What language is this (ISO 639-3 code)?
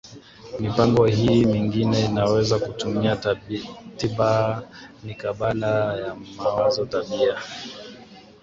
swa